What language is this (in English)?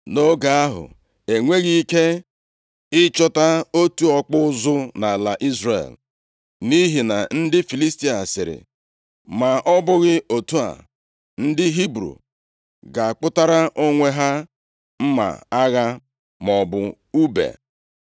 Igbo